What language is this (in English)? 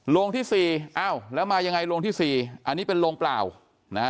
Thai